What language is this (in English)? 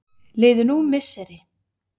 Icelandic